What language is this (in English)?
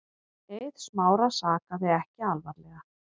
Icelandic